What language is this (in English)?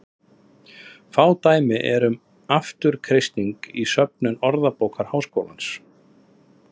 Icelandic